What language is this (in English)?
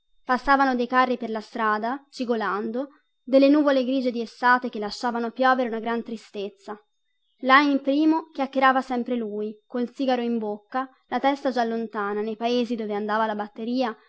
Italian